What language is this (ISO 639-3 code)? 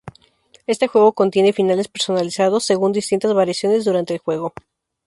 spa